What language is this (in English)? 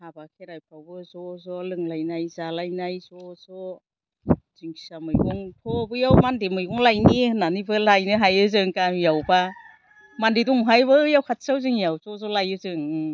Bodo